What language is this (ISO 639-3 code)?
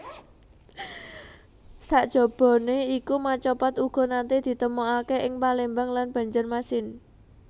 jav